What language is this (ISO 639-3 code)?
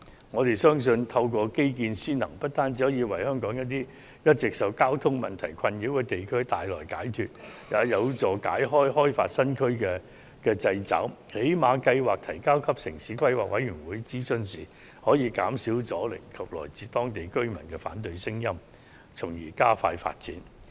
yue